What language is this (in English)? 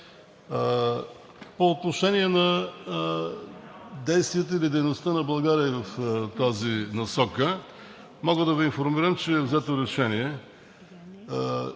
Bulgarian